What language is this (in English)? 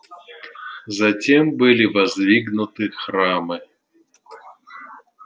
Russian